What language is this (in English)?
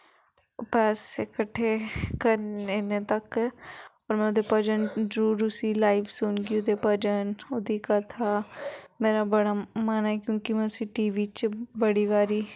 Dogri